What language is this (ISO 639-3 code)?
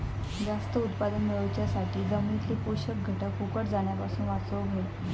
mar